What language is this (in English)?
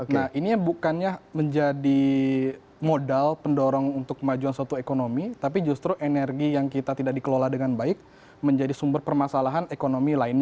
Indonesian